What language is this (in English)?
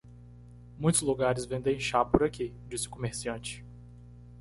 Portuguese